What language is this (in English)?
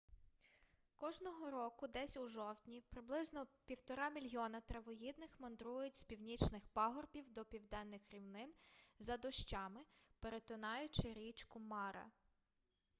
Ukrainian